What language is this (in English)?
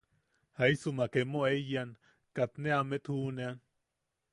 Yaqui